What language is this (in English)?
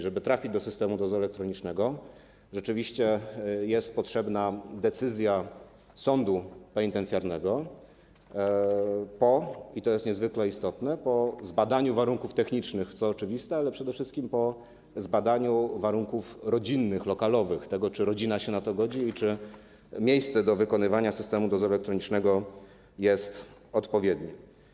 Polish